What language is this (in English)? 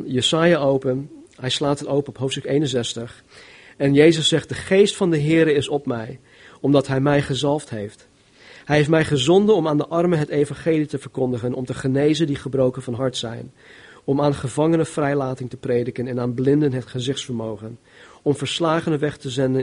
Dutch